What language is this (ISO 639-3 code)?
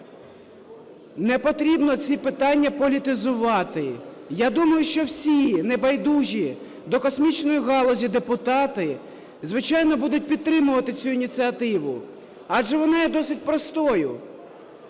ukr